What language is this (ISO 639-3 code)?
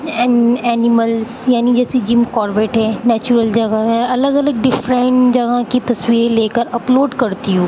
urd